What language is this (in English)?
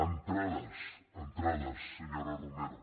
Catalan